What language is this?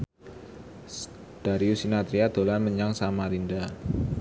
Javanese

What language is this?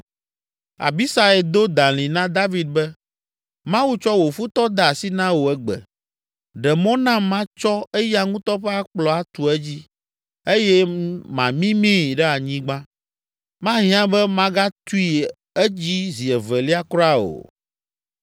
Ewe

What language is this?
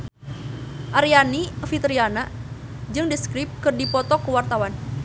Sundanese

